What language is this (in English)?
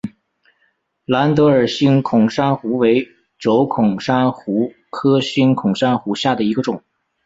Chinese